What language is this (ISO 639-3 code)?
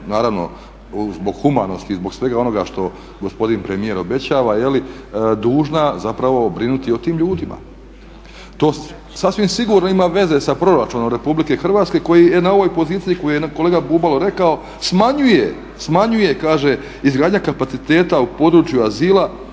hrv